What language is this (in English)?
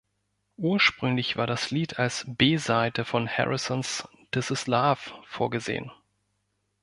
German